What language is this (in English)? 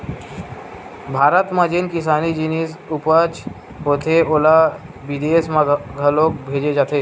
Chhattisgarhi